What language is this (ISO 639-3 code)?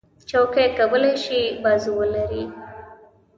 pus